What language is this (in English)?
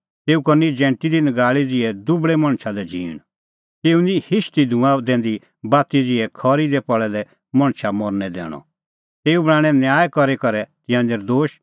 Kullu Pahari